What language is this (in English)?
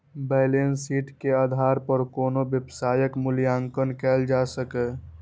Maithili